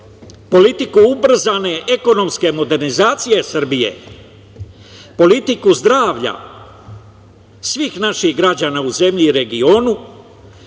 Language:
Serbian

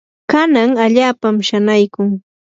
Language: Yanahuanca Pasco Quechua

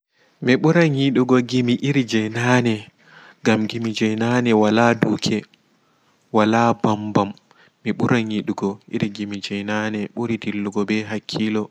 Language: Fula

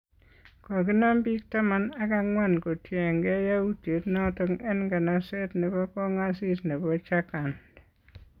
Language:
Kalenjin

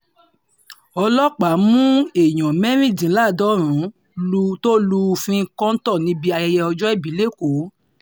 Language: Yoruba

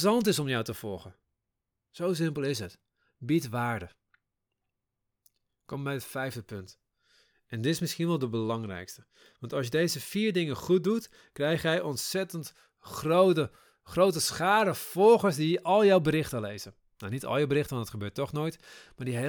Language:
Dutch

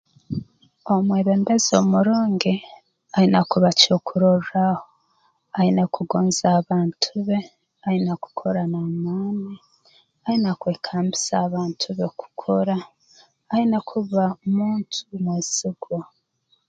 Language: Tooro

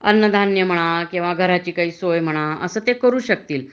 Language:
Marathi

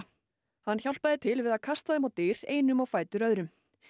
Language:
Icelandic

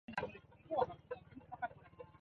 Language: Swahili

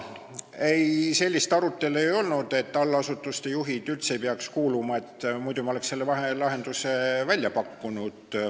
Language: Estonian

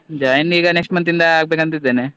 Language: Kannada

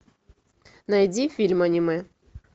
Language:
Russian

